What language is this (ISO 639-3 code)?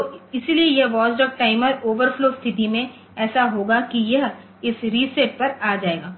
hin